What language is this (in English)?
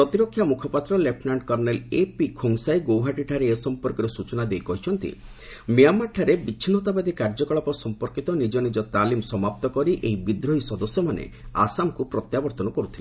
Odia